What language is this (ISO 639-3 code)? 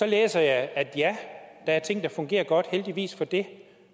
dan